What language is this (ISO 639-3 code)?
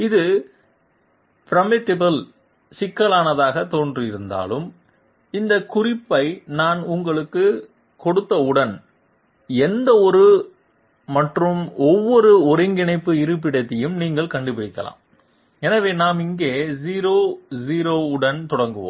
tam